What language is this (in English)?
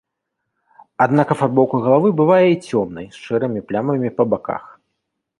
Belarusian